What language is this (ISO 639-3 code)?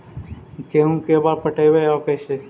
mag